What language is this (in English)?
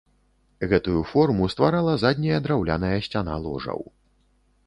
Belarusian